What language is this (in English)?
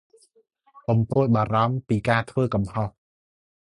Khmer